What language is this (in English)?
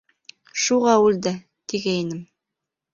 Bashkir